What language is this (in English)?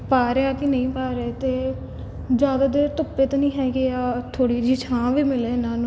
Punjabi